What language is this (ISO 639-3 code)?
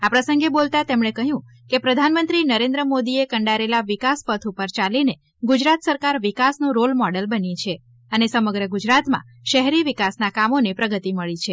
guj